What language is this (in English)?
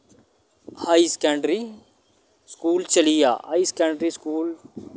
Dogri